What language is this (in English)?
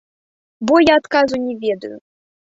Belarusian